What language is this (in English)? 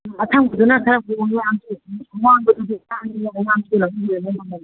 Manipuri